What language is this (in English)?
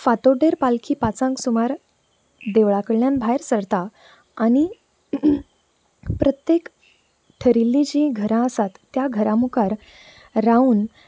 Konkani